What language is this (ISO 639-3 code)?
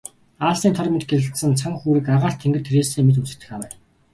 mon